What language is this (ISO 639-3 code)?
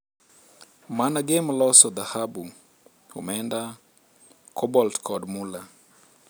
luo